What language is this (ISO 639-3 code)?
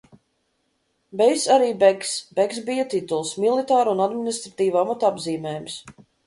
lav